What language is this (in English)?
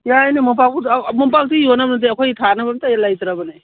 Manipuri